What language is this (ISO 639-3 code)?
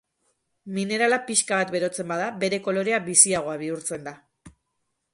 eus